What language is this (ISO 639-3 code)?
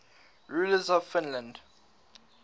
eng